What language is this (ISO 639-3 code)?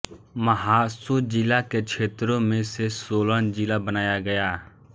hin